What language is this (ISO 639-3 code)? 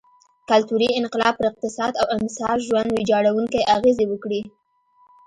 pus